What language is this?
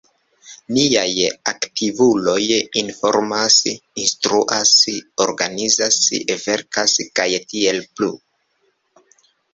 Esperanto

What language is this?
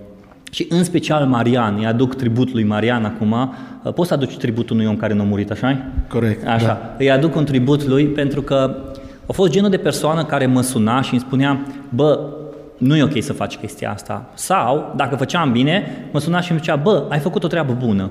Romanian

